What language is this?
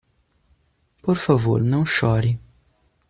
Portuguese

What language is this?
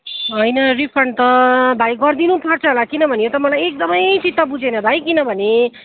Nepali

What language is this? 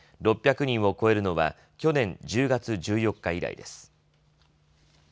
Japanese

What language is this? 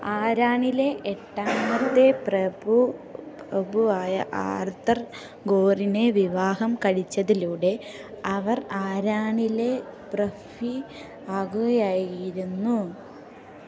Malayalam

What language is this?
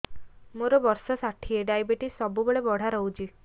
Odia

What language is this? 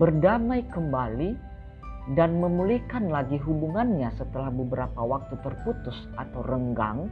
Indonesian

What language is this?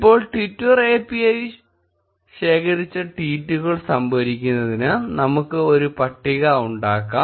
Malayalam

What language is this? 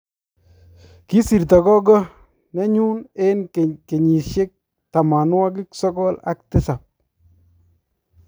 Kalenjin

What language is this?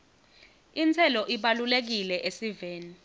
Swati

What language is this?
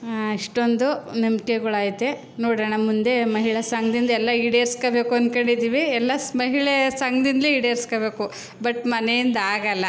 Kannada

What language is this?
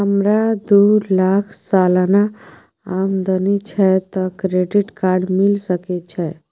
Maithili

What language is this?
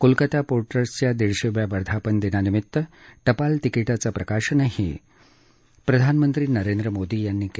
Marathi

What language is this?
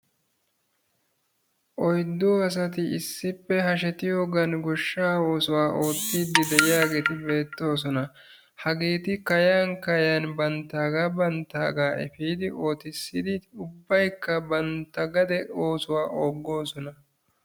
Wolaytta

